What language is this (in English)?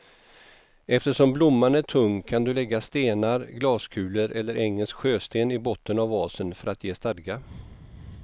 Swedish